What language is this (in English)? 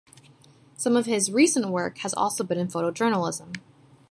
English